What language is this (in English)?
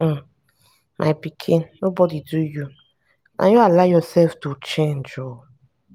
Nigerian Pidgin